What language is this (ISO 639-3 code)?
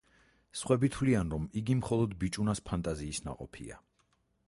kat